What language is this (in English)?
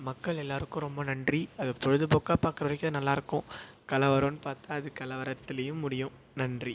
Tamil